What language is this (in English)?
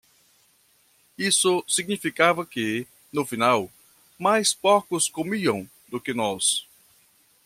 Portuguese